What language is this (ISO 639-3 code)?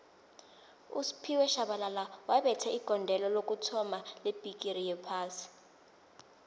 nbl